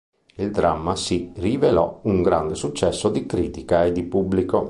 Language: Italian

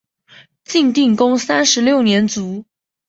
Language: Chinese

